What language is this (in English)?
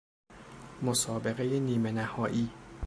Persian